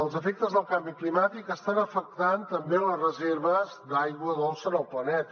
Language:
Catalan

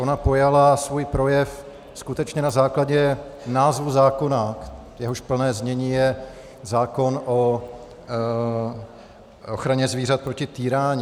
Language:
Czech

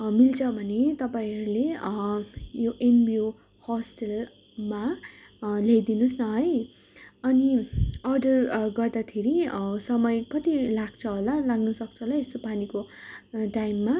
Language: Nepali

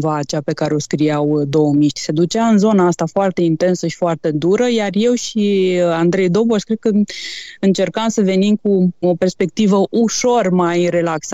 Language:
Romanian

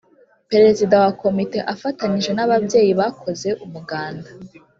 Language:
Kinyarwanda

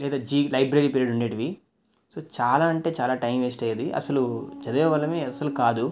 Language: Telugu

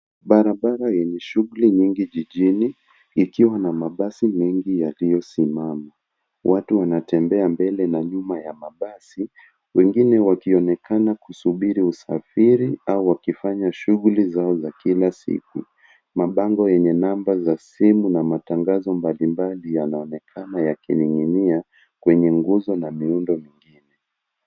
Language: Swahili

